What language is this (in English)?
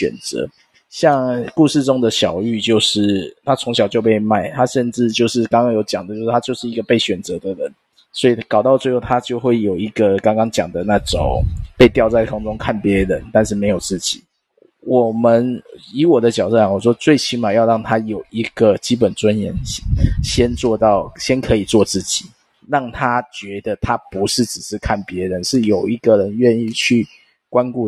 Chinese